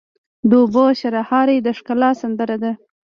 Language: Pashto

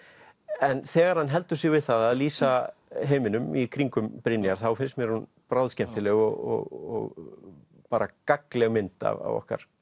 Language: Icelandic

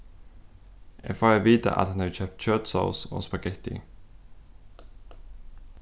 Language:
Faroese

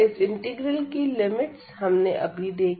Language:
Hindi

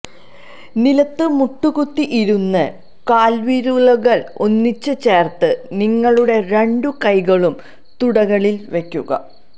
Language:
Malayalam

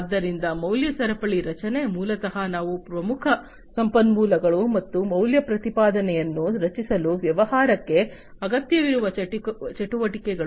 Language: Kannada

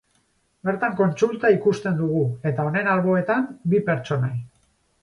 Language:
Basque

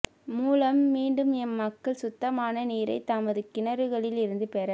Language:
Tamil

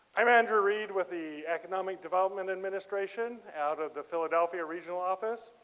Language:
English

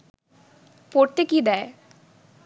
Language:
Bangla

